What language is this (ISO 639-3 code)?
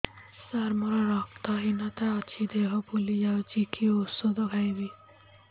ori